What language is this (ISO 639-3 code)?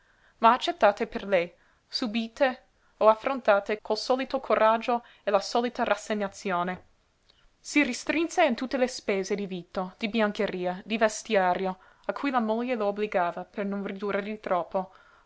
ita